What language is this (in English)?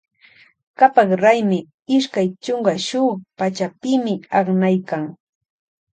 Loja Highland Quichua